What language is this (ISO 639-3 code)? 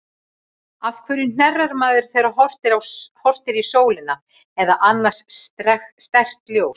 isl